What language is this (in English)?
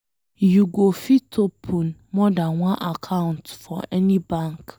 Nigerian Pidgin